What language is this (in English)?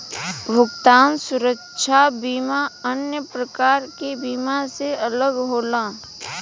Bhojpuri